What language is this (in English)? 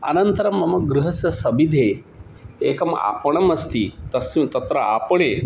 Sanskrit